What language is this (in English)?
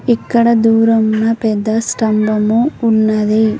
Telugu